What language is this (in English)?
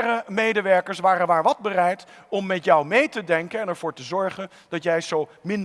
Dutch